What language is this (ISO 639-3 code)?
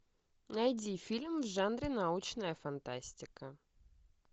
rus